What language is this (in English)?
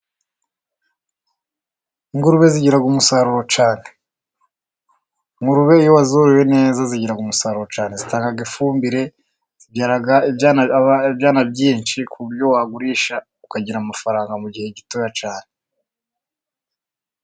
Kinyarwanda